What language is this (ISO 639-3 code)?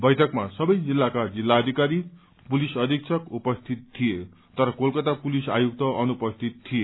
nep